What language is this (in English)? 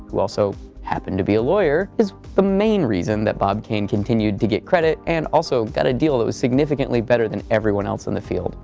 English